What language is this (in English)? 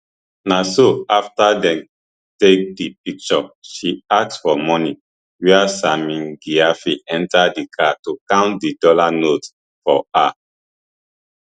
Nigerian Pidgin